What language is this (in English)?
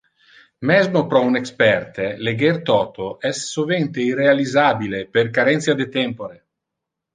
Interlingua